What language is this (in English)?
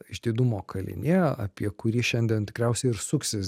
Lithuanian